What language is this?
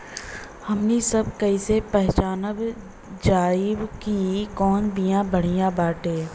Bhojpuri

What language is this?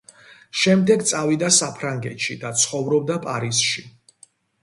Georgian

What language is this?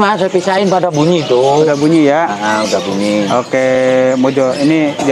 Indonesian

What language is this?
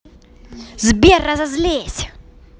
Russian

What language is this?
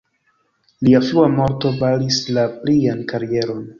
Esperanto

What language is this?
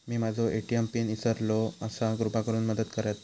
Marathi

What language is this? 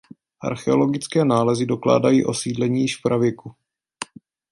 Czech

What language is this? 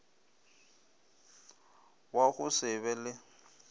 Northern Sotho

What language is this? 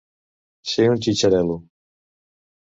Catalan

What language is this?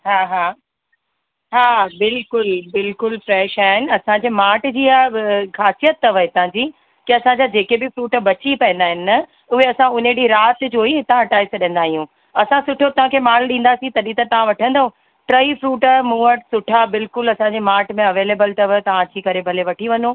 Sindhi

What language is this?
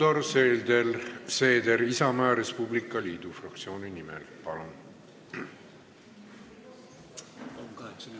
Estonian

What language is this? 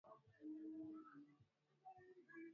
Swahili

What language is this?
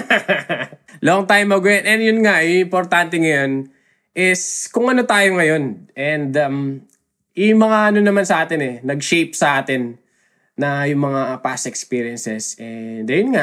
Filipino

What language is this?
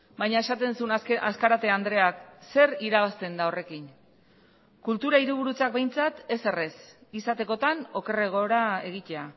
Basque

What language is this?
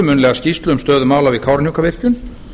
Icelandic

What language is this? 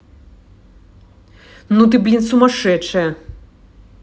Russian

